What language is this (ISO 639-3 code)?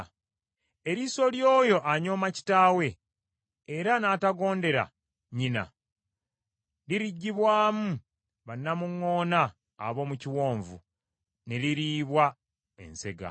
lug